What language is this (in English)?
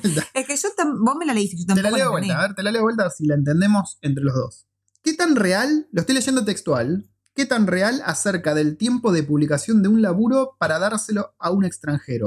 Spanish